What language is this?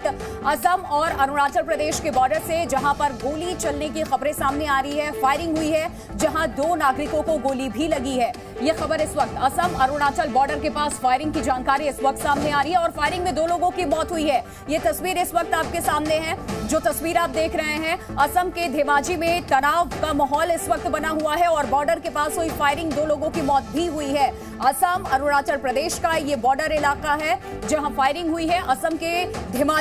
Hindi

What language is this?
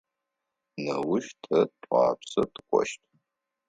Adyghe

